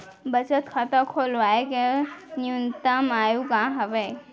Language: Chhattisgarhi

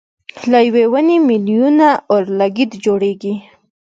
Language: Pashto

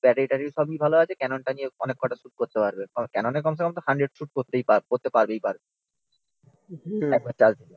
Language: Bangla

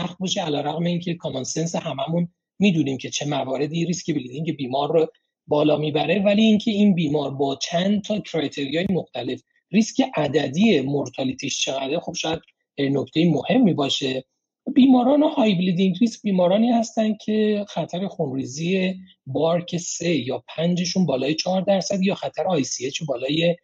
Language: Persian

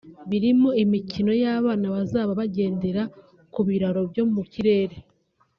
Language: Kinyarwanda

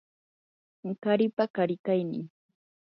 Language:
Yanahuanca Pasco Quechua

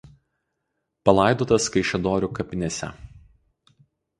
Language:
Lithuanian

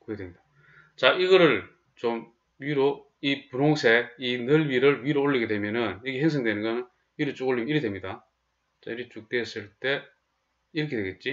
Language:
Korean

